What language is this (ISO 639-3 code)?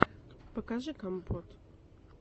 rus